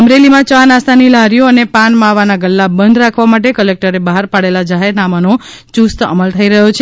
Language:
Gujarati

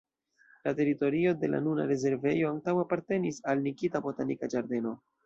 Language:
Esperanto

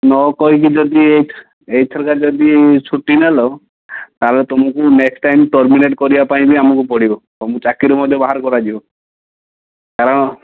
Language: Odia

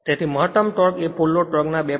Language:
Gujarati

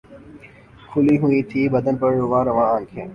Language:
Urdu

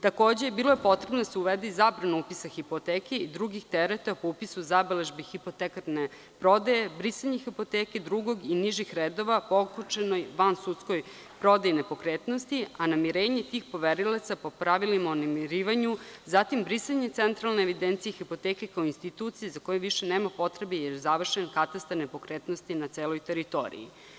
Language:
Serbian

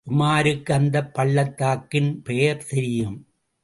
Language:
Tamil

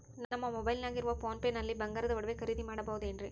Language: Kannada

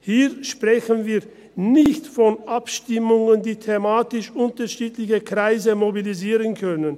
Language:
Swiss German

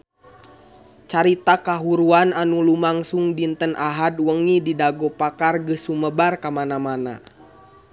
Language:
Sundanese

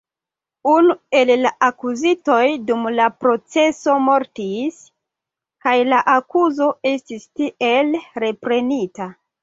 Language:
Esperanto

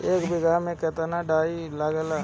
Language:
Bhojpuri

